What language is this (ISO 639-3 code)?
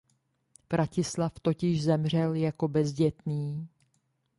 ces